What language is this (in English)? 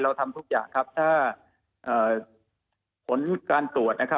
Thai